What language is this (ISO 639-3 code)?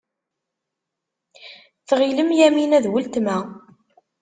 kab